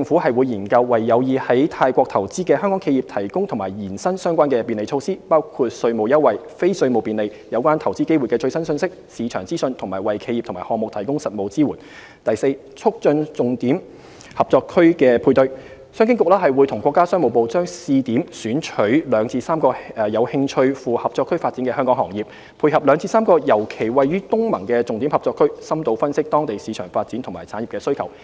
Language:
Cantonese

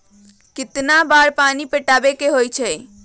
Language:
Magahi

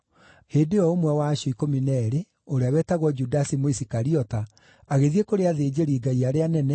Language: Kikuyu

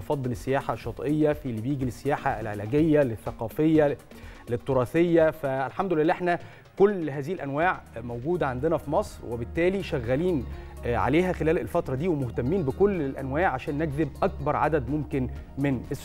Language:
Arabic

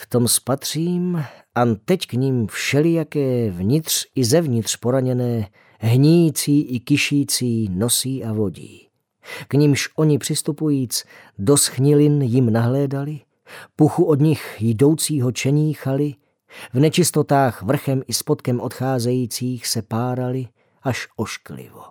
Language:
Czech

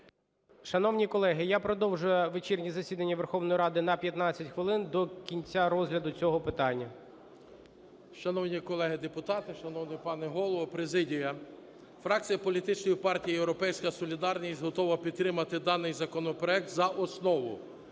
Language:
Ukrainian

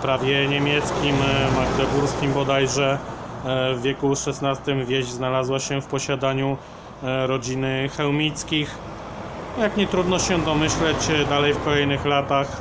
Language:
Polish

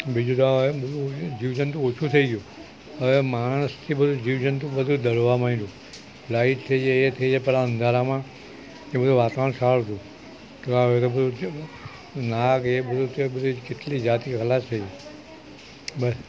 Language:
Gujarati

